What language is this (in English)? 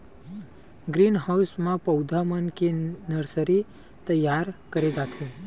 Chhattisgarhi